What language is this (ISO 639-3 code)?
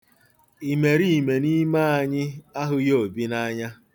ibo